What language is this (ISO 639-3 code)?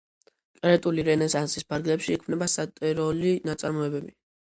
kat